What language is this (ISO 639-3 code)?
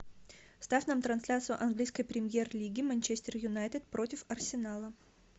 rus